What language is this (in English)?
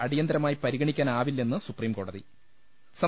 Malayalam